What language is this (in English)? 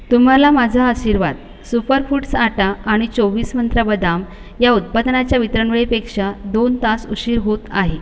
Marathi